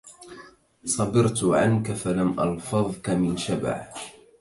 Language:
Arabic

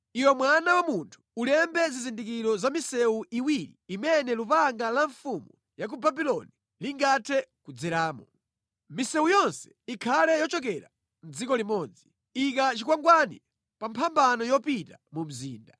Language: Nyanja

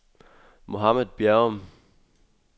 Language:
Danish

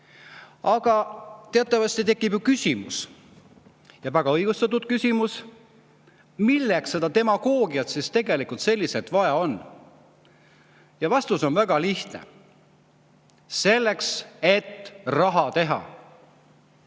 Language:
Estonian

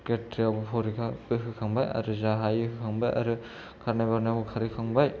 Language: Bodo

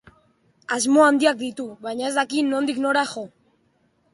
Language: Basque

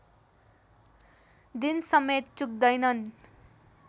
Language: Nepali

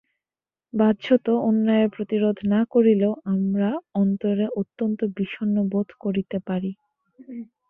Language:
Bangla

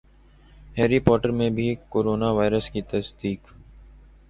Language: Urdu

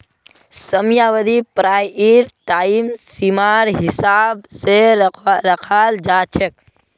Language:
Magahi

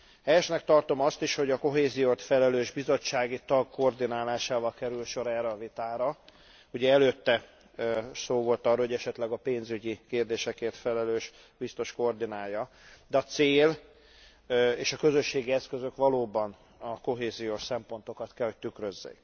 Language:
Hungarian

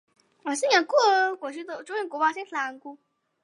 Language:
Chinese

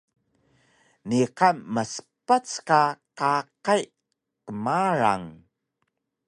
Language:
Taroko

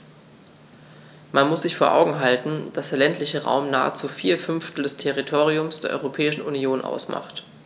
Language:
German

